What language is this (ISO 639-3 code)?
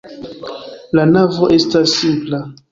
epo